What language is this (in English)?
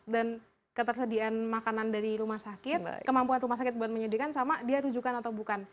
Indonesian